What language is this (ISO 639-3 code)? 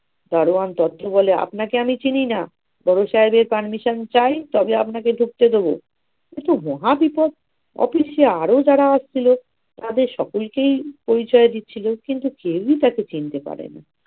ben